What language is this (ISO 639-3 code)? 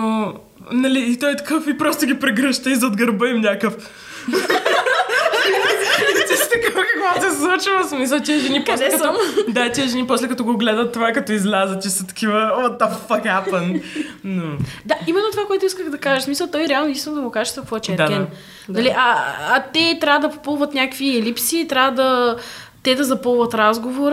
bul